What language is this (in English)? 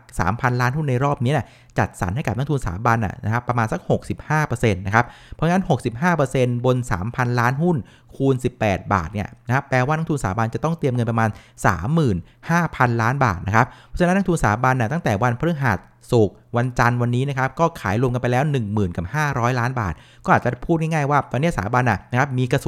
Thai